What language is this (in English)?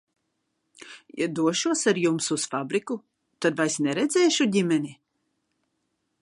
Latvian